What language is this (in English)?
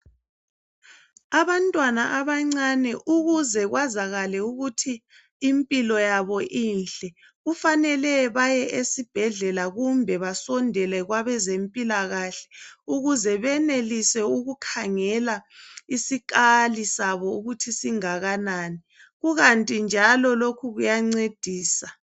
North Ndebele